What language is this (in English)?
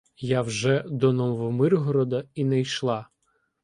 Ukrainian